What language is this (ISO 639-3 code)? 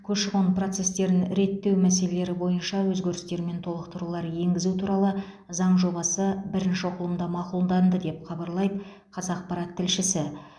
kaz